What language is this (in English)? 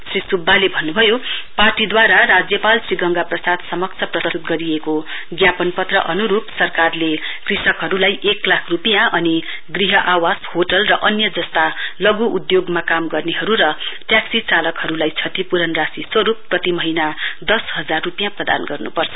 Nepali